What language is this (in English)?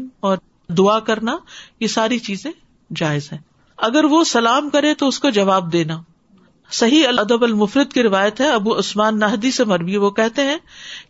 Urdu